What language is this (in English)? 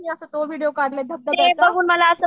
Marathi